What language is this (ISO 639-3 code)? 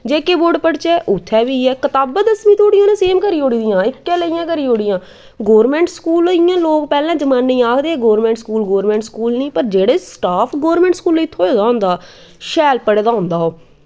doi